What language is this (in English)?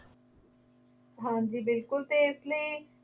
Punjabi